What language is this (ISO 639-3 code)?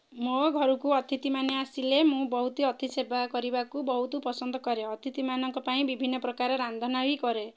ori